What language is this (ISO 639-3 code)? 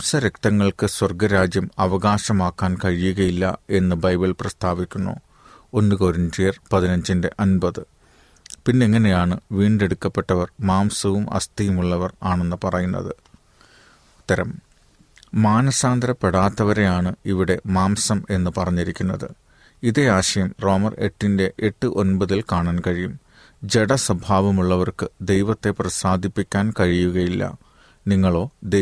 mal